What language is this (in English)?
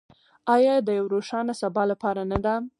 Pashto